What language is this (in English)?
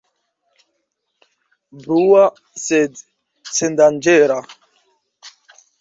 Esperanto